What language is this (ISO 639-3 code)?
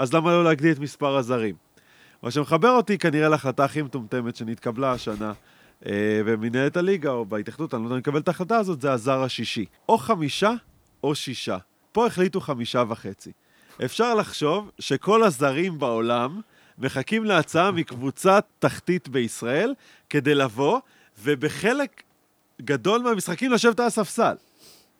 heb